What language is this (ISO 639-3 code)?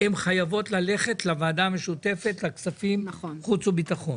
heb